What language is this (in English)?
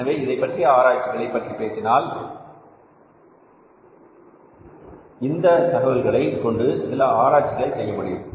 Tamil